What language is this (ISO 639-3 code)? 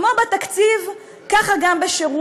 heb